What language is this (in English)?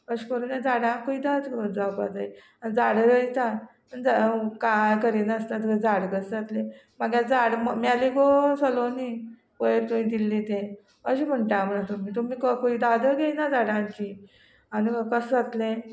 Konkani